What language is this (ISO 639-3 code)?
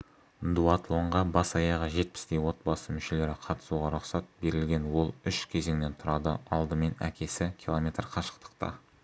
kaz